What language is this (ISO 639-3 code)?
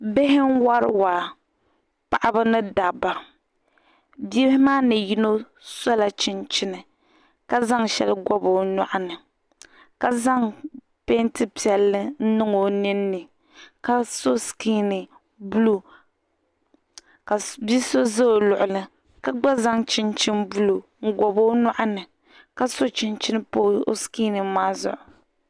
dag